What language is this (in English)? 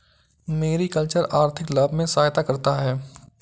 Hindi